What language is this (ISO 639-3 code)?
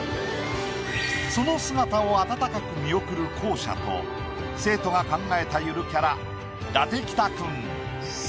jpn